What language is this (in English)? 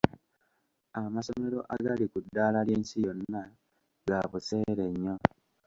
Ganda